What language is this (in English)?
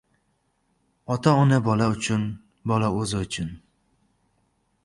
Uzbek